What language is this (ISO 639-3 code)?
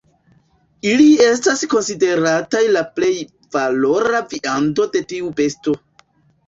epo